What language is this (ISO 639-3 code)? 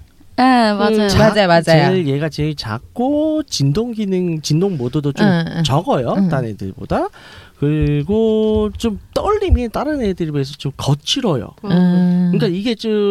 kor